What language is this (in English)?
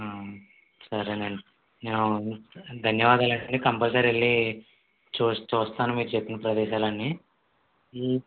Telugu